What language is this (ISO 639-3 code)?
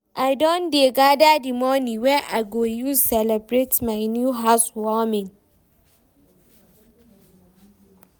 pcm